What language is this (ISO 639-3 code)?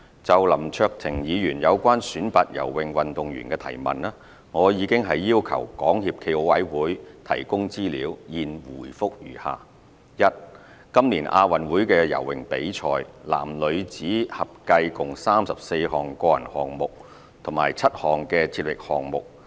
yue